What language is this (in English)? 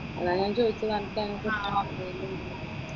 Malayalam